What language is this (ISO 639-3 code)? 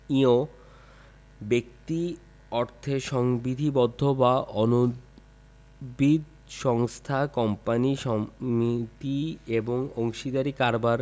ben